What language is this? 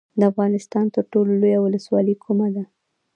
Pashto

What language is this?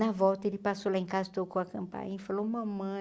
Portuguese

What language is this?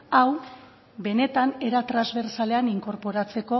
Basque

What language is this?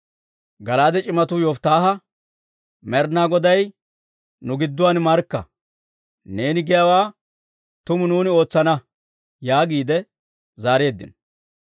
Dawro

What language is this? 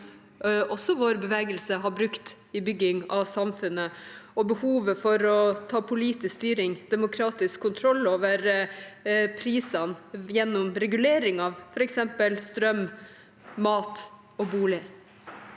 Norwegian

